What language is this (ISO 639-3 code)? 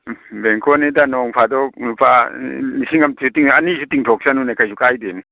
mni